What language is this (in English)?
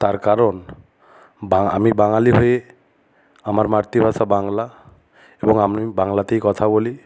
Bangla